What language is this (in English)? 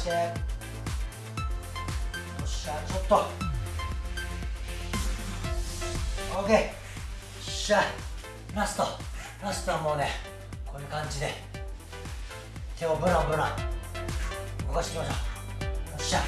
Japanese